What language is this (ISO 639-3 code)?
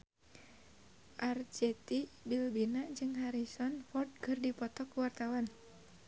sun